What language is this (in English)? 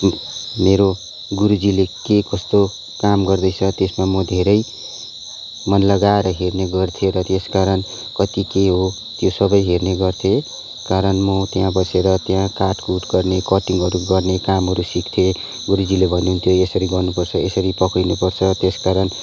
Nepali